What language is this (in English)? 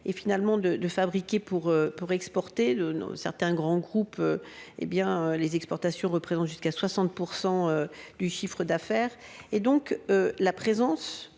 French